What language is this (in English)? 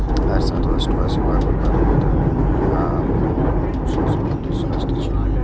Maithili